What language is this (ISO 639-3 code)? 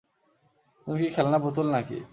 ben